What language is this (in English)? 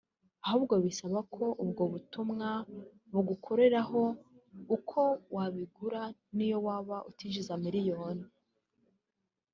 Kinyarwanda